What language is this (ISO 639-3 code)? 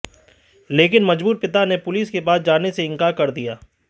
hin